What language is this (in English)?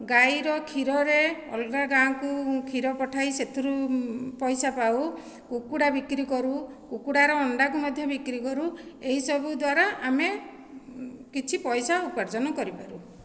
Odia